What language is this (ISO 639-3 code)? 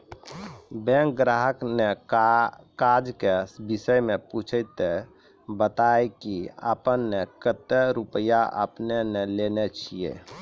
mai